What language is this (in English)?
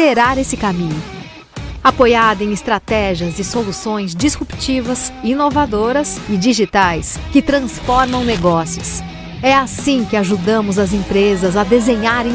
Portuguese